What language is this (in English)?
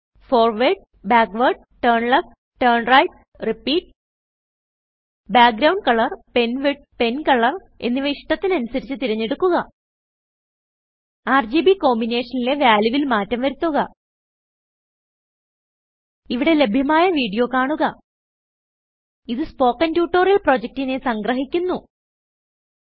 Malayalam